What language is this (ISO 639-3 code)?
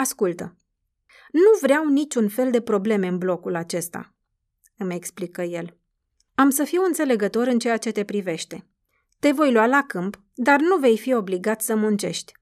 ron